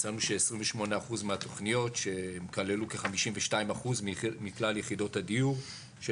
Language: Hebrew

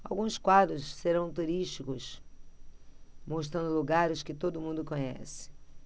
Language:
Portuguese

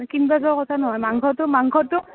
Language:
Assamese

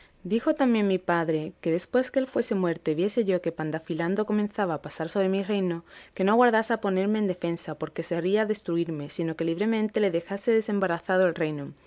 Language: Spanish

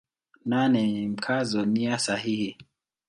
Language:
Swahili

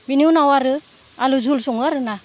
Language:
Bodo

